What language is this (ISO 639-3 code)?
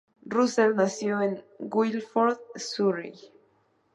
spa